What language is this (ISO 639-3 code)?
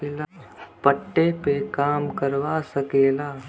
bho